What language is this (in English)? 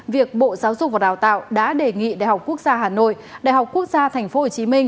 Vietnamese